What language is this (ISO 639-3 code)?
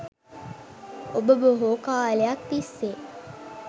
sin